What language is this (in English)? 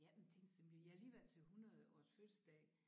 Danish